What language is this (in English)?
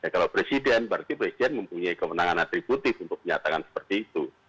Indonesian